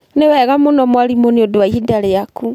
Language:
Kikuyu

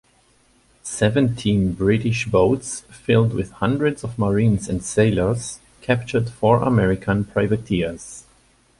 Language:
English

